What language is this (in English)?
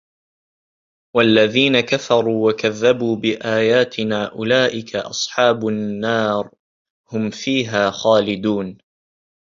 Arabic